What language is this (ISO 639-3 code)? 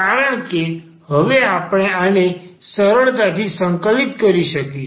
guj